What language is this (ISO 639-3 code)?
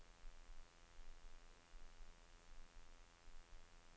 nor